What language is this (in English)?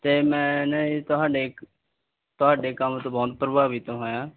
Punjabi